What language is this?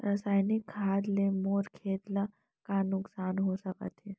Chhattisgarhi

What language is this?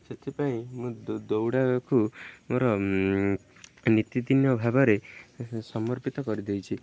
Odia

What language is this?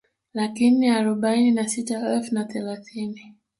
Swahili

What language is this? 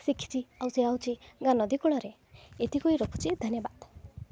Odia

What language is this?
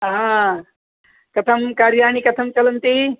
Sanskrit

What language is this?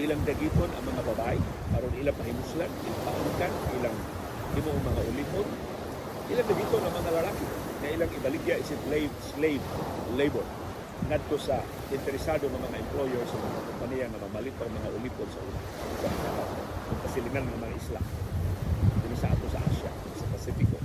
Filipino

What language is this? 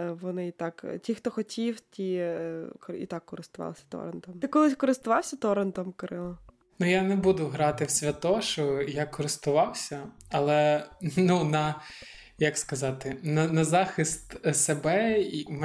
Ukrainian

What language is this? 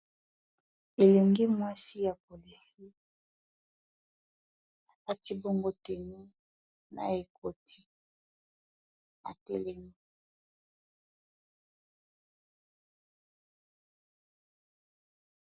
Lingala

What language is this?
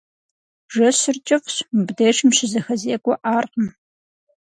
Kabardian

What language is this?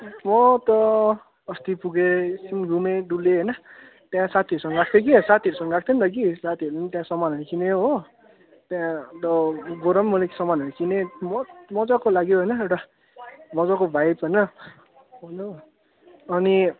Nepali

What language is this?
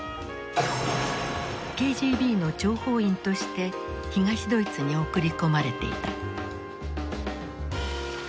Japanese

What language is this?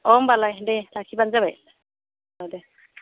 Bodo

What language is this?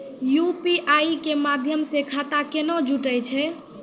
Maithili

